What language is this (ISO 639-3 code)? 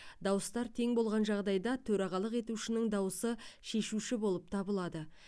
kaz